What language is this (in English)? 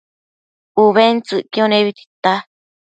Matsés